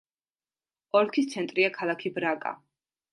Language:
Georgian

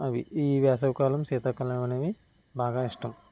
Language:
Telugu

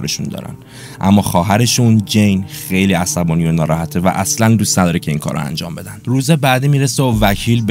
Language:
Persian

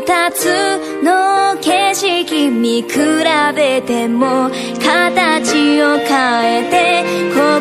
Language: Korean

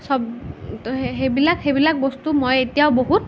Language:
Assamese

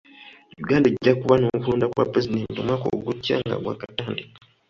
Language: Ganda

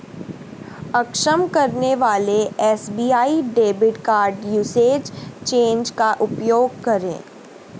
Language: Hindi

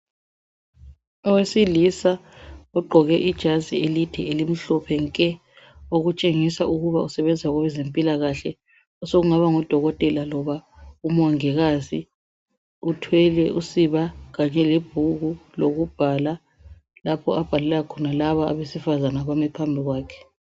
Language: North Ndebele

